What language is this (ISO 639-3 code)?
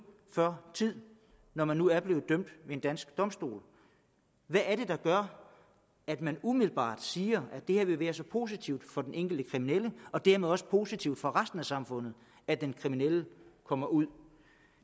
dan